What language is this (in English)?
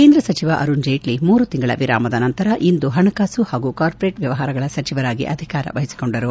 Kannada